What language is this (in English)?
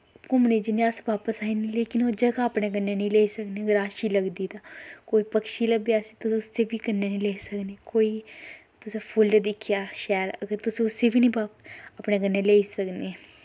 Dogri